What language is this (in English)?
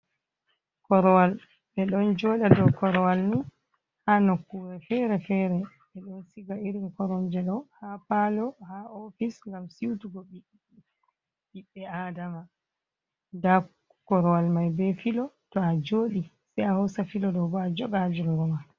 Fula